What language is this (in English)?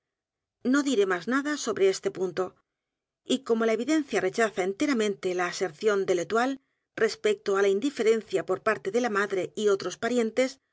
Spanish